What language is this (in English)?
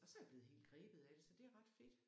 Danish